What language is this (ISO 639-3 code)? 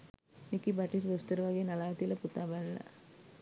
sin